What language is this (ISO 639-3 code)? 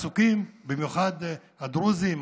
heb